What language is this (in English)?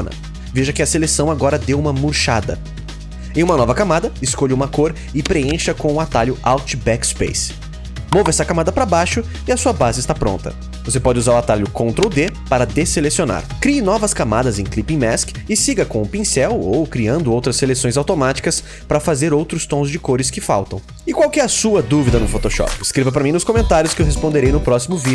Portuguese